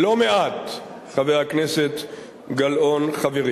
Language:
Hebrew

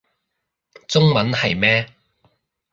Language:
Cantonese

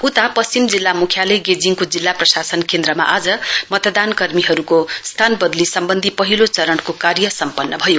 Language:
Nepali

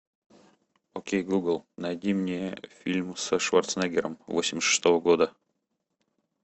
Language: Russian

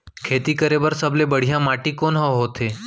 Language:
Chhattisgarhi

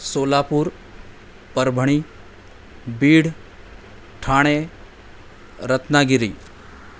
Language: Marathi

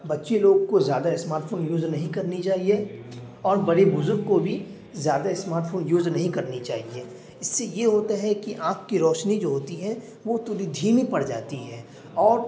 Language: Urdu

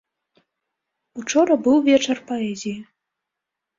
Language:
Belarusian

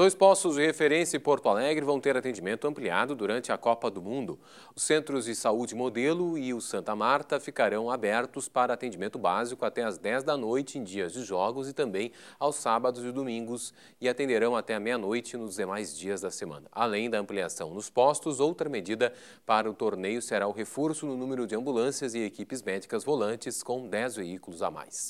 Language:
Portuguese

